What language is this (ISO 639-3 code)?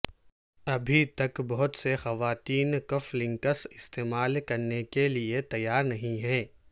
urd